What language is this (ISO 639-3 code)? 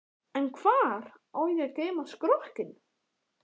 isl